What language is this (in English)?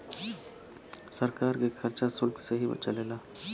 Bhojpuri